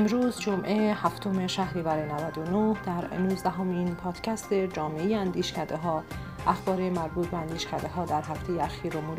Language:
Persian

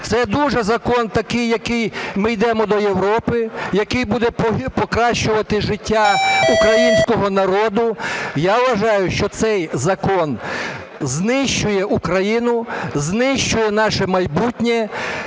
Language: Ukrainian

